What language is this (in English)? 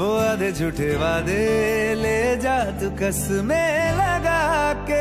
Hindi